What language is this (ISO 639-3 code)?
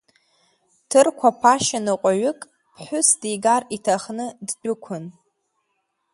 abk